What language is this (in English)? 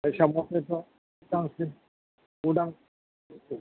Bodo